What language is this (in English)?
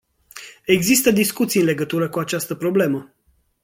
Romanian